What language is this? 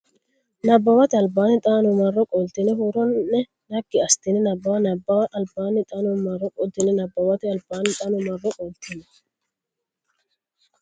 Sidamo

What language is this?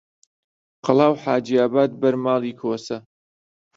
Central Kurdish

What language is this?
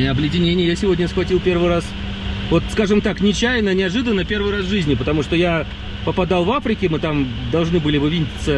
Russian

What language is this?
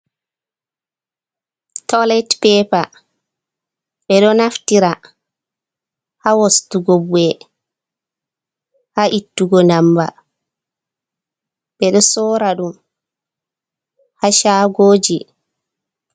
Fula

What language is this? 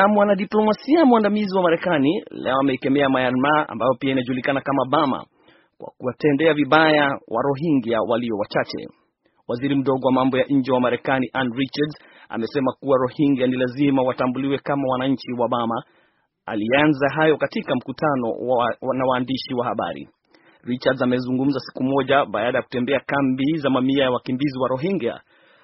Swahili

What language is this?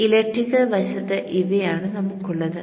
Malayalam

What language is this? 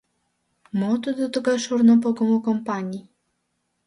Mari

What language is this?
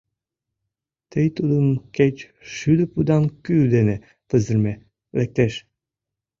Mari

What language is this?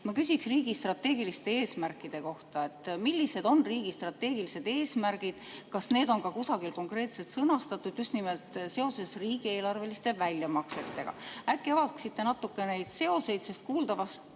Estonian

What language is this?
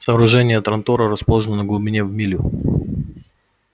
Russian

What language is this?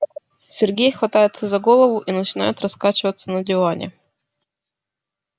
Russian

